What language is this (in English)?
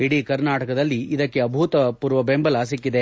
Kannada